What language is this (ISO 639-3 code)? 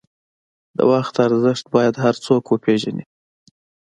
pus